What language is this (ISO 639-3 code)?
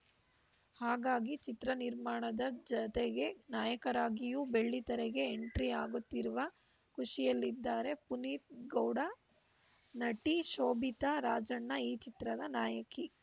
kan